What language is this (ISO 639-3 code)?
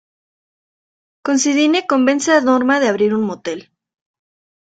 spa